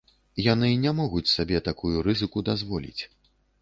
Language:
Belarusian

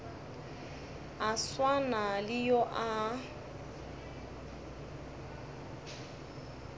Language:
Northern Sotho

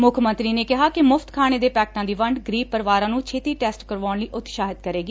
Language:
Punjabi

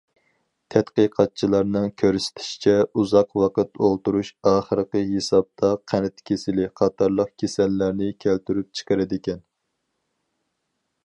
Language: Uyghur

